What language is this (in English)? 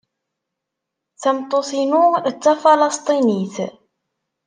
Kabyle